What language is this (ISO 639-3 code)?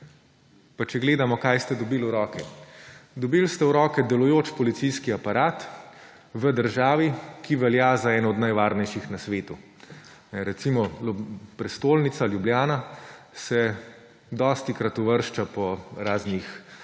slv